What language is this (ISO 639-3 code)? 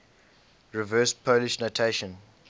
eng